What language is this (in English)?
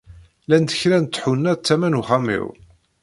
Kabyle